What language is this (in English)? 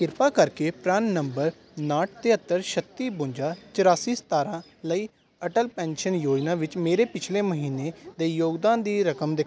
Punjabi